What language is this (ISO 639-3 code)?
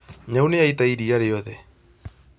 kik